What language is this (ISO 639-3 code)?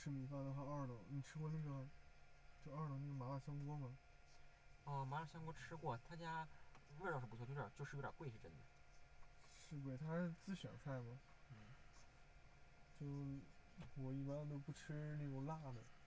zho